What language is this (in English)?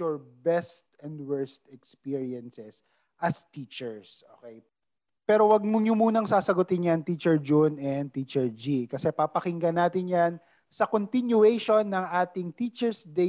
Filipino